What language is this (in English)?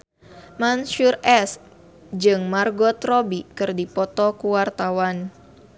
Sundanese